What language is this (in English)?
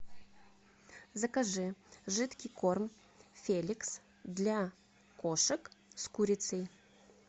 Russian